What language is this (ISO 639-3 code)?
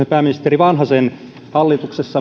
fin